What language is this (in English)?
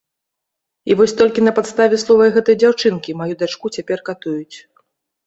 Belarusian